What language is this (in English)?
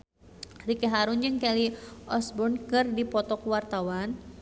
Sundanese